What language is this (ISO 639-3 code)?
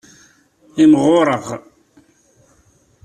kab